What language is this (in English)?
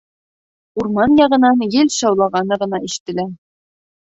Bashkir